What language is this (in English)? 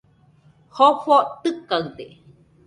Nüpode Huitoto